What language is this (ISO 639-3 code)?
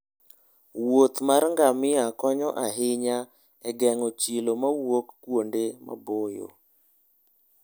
luo